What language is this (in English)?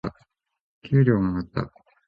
Japanese